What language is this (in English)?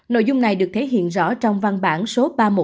Vietnamese